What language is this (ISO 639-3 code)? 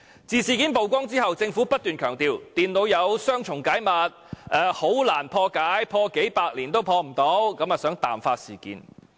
yue